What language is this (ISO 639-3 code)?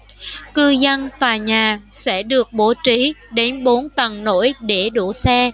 vie